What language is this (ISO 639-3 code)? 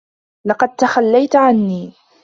ara